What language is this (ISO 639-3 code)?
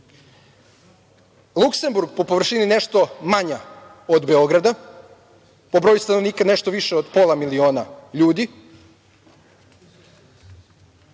srp